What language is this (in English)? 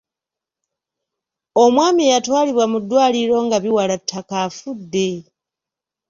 Ganda